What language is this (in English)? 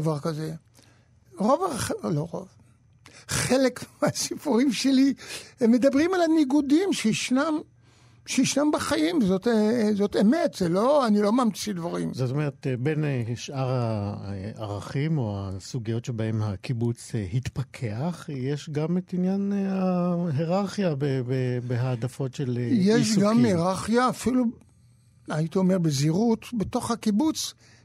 Hebrew